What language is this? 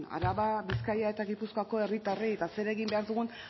Basque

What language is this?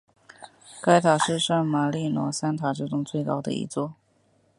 Chinese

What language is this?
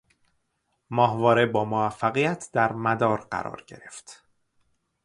Persian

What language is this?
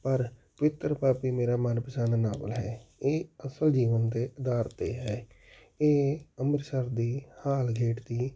Punjabi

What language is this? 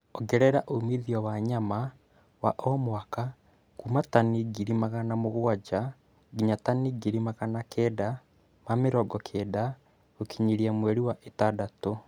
Kikuyu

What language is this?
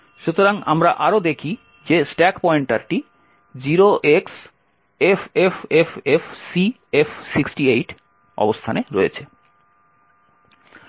Bangla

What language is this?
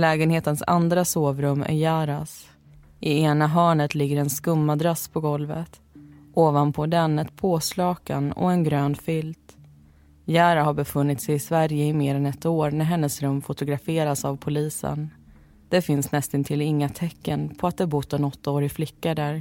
Swedish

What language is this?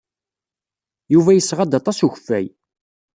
Kabyle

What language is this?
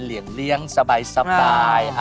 Thai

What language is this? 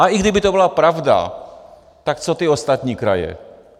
Czech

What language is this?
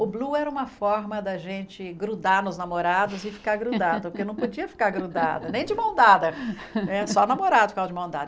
Portuguese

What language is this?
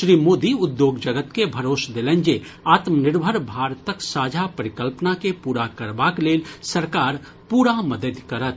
Maithili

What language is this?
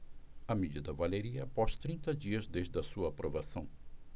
Portuguese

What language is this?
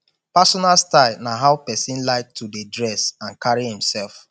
Nigerian Pidgin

